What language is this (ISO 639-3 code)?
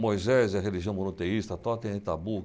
por